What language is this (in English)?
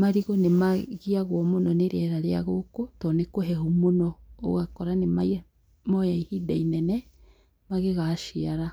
Kikuyu